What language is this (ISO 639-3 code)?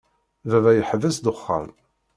kab